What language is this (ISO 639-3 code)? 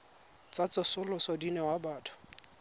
tsn